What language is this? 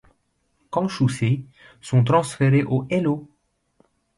French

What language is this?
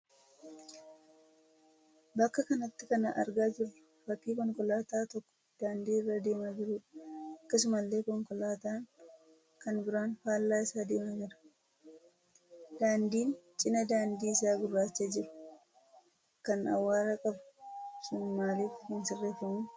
Oromo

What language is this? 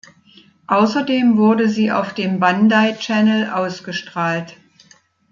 German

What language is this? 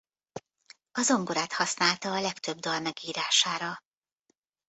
Hungarian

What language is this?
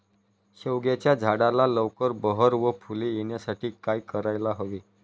Marathi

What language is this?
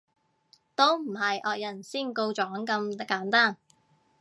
Cantonese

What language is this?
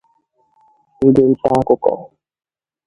Igbo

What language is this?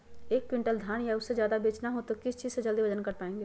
Magahi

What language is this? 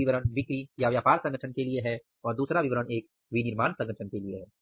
Hindi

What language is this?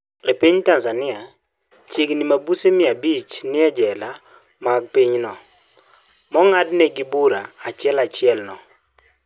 Luo (Kenya and Tanzania)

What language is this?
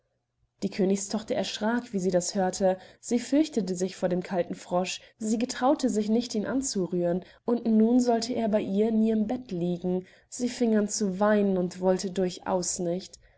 German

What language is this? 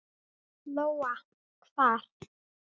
Icelandic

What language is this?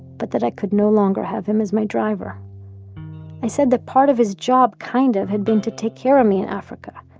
English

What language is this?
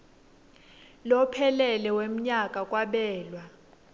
Swati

